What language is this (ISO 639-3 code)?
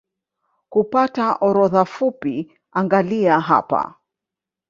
swa